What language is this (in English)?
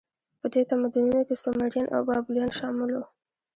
Pashto